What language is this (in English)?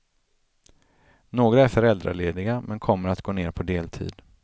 Swedish